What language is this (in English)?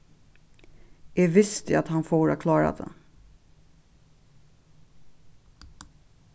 Faroese